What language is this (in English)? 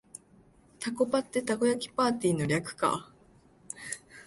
Japanese